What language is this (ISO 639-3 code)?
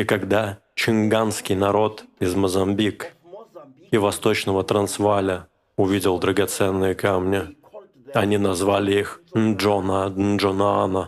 rus